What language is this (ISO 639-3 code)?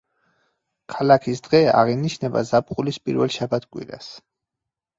kat